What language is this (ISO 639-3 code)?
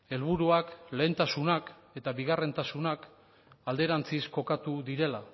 eus